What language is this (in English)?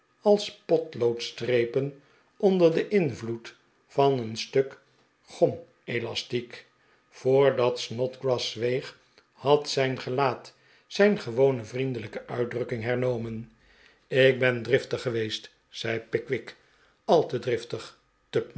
Dutch